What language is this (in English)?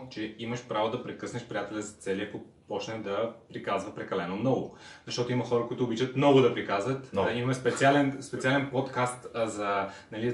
Bulgarian